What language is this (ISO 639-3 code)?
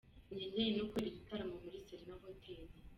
kin